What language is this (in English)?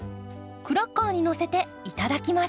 Japanese